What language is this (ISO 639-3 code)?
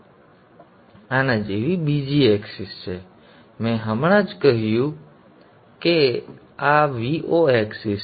guj